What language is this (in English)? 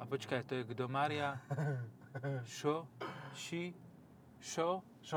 Slovak